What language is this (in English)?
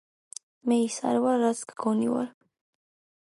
Georgian